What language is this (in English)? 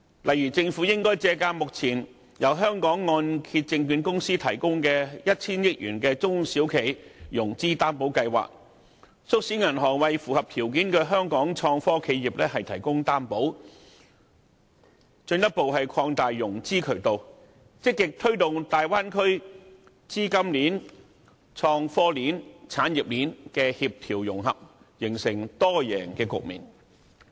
Cantonese